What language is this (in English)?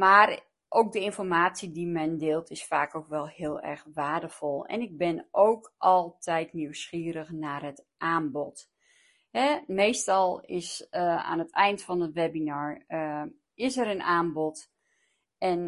Dutch